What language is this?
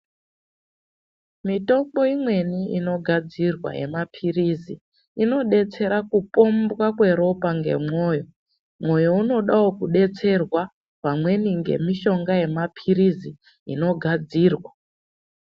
Ndau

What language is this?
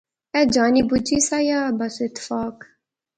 Pahari-Potwari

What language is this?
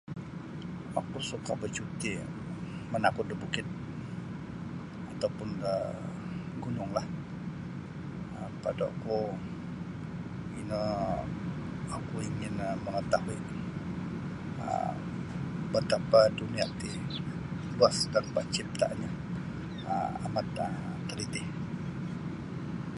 Sabah Bisaya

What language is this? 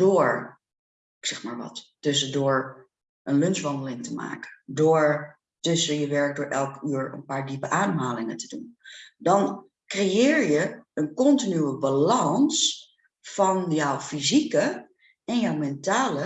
Dutch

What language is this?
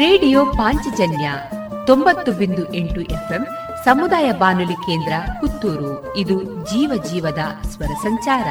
Kannada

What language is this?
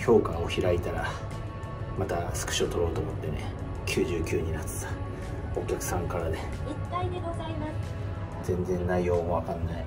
Japanese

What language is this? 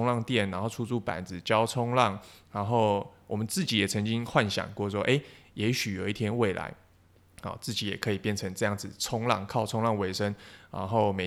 Chinese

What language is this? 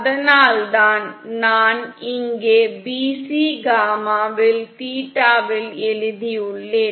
Tamil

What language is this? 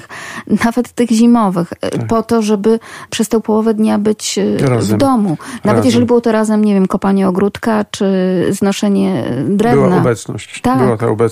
Polish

